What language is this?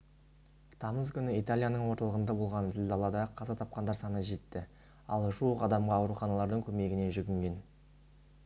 Kazakh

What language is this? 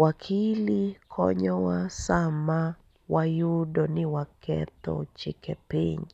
Luo (Kenya and Tanzania)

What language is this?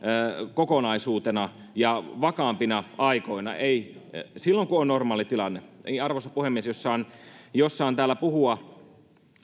Finnish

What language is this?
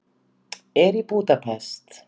Icelandic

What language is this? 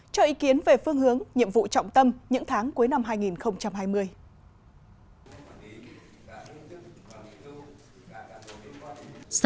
Vietnamese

